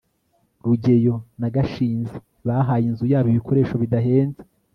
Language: Kinyarwanda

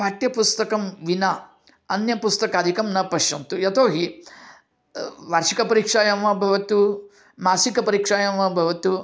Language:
Sanskrit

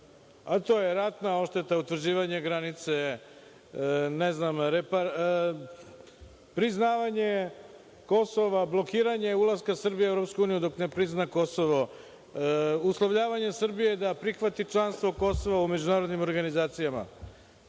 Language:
Serbian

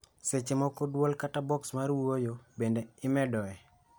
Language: Luo (Kenya and Tanzania)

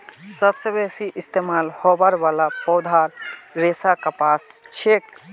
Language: Magahi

